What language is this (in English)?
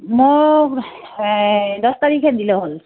Assamese